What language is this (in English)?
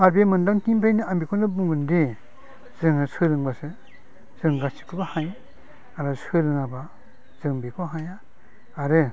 Bodo